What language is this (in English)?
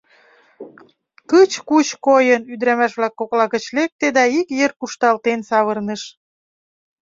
Mari